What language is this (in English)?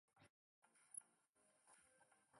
Chinese